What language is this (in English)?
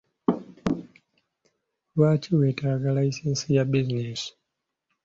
Ganda